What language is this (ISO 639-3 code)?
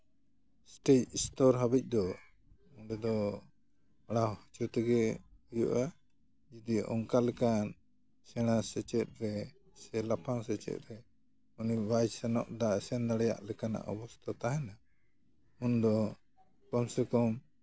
sat